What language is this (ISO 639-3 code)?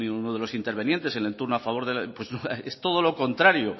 spa